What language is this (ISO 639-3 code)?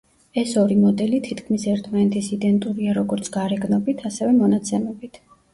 kat